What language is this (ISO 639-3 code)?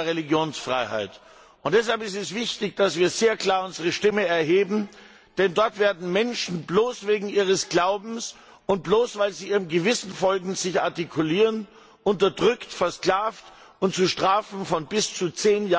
deu